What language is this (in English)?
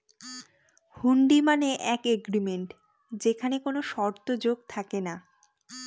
Bangla